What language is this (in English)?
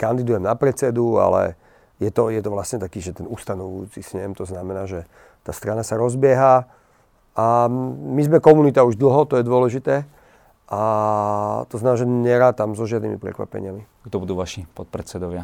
Slovak